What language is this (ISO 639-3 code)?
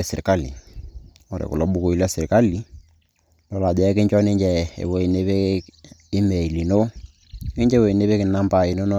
mas